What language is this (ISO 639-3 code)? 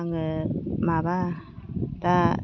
brx